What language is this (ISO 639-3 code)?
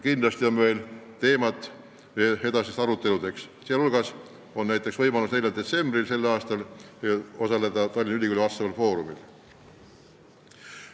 est